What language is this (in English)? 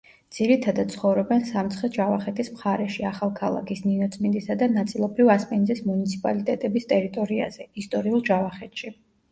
Georgian